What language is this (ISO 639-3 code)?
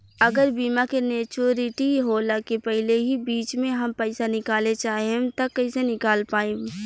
bho